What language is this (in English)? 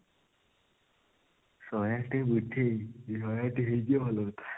Odia